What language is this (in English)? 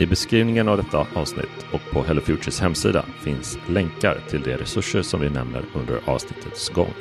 Swedish